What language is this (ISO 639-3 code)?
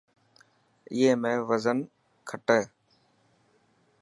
mki